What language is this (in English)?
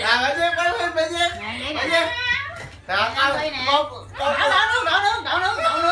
Vietnamese